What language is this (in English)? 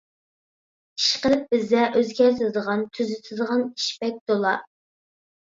Uyghur